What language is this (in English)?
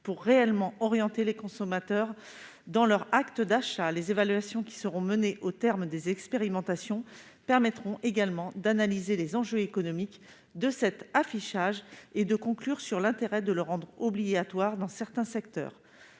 French